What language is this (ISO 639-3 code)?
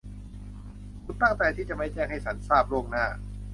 tha